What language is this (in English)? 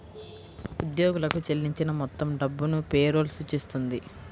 Telugu